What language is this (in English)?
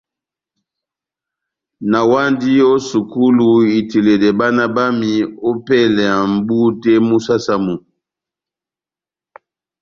Batanga